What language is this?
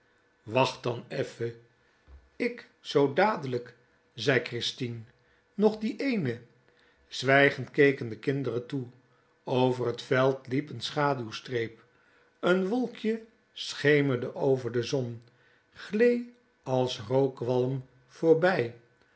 Dutch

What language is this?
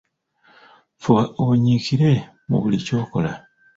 Ganda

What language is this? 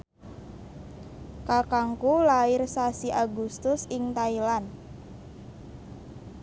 Javanese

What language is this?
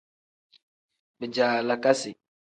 Tem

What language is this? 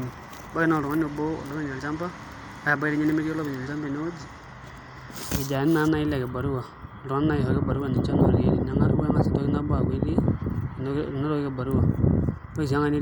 Masai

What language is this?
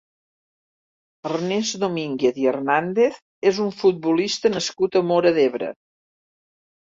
Catalan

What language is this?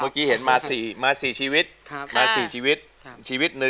Thai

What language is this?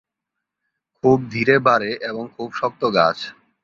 Bangla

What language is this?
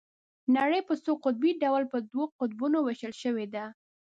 Pashto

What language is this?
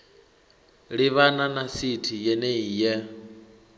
Venda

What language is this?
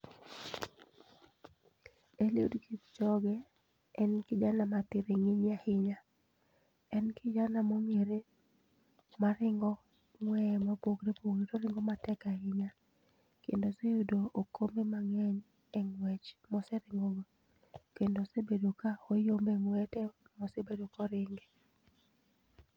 Luo (Kenya and Tanzania)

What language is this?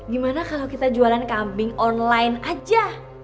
Indonesian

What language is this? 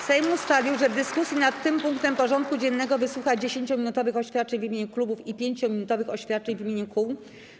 Polish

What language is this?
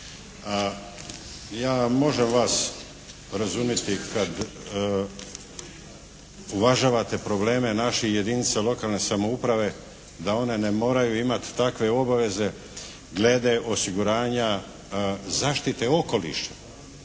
Croatian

